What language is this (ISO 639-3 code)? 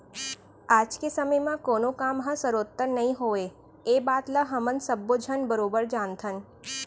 hne